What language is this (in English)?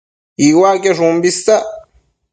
Matsés